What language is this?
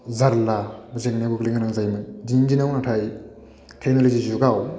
Bodo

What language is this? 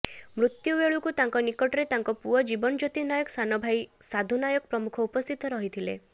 Odia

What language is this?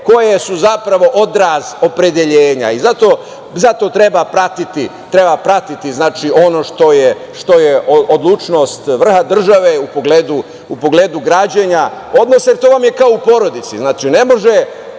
Serbian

